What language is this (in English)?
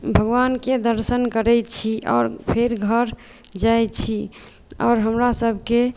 Maithili